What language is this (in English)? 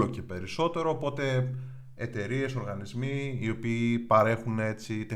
Greek